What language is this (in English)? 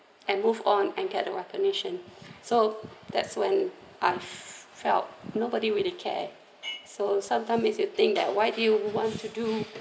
English